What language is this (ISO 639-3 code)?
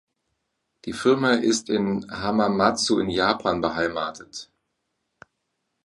deu